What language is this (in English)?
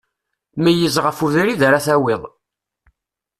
Kabyle